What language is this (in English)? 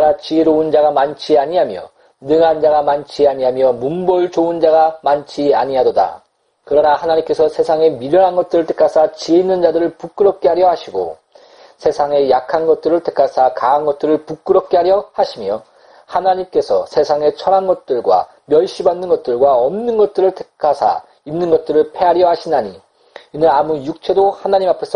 Korean